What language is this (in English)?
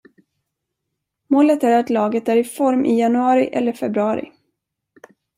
Swedish